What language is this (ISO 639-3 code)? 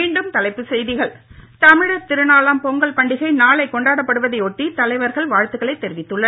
tam